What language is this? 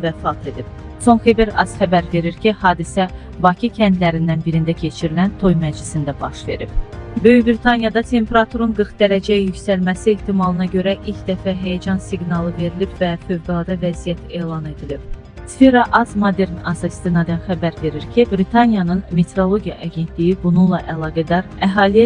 Turkish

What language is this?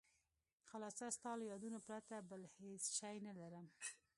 Pashto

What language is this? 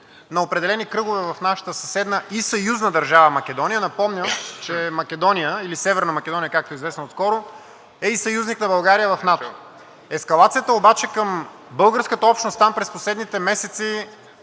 Bulgarian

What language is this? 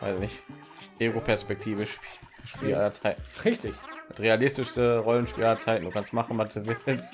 German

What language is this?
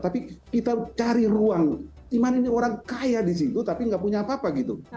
Indonesian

